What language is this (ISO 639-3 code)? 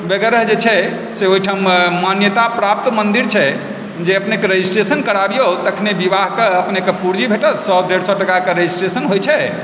mai